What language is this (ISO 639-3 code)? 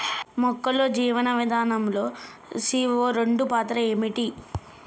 tel